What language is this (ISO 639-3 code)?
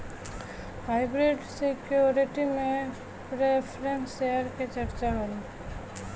bho